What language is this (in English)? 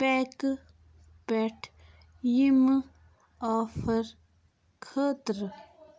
Kashmiri